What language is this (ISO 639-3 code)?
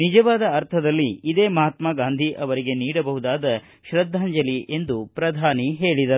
kan